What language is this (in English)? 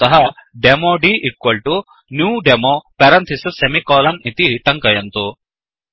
Sanskrit